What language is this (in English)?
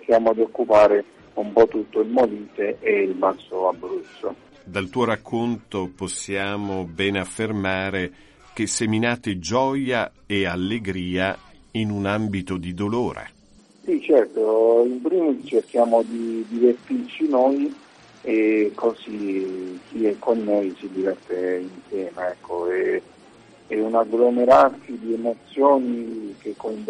Italian